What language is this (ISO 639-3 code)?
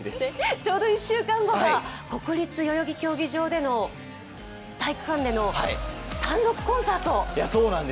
jpn